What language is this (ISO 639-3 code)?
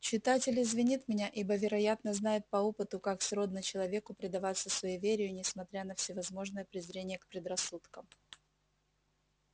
rus